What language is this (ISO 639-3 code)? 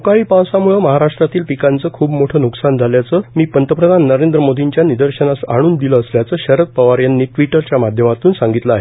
mar